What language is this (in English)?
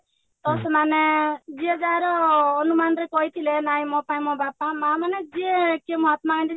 Odia